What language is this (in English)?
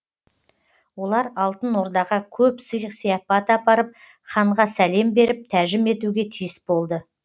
Kazakh